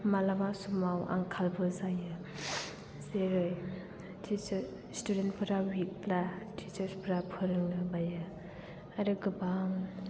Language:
Bodo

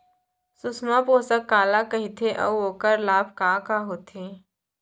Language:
Chhattisgarhi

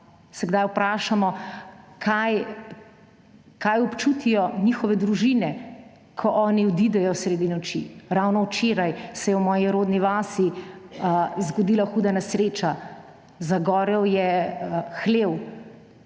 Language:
Slovenian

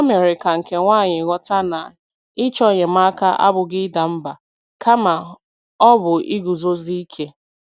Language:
Igbo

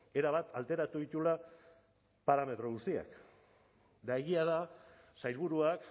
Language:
Basque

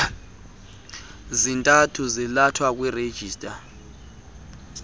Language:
Xhosa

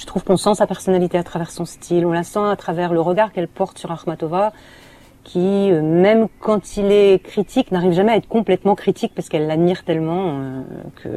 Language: French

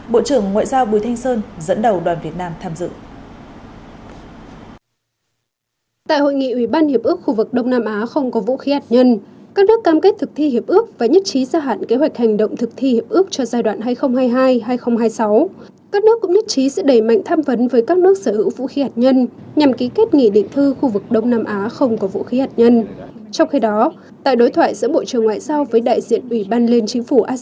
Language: Vietnamese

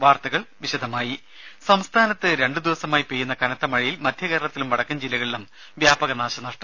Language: Malayalam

